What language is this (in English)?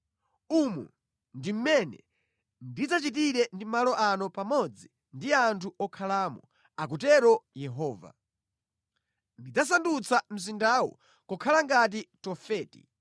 Nyanja